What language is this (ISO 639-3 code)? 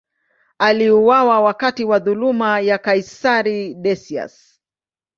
swa